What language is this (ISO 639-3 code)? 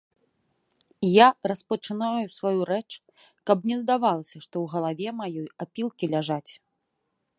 bel